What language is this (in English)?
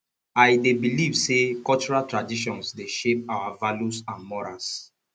Nigerian Pidgin